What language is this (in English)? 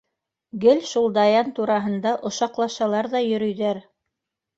Bashkir